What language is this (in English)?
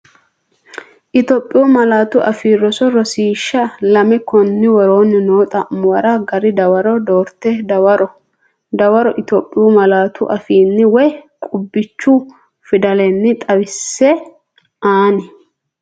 Sidamo